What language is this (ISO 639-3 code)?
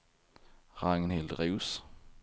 swe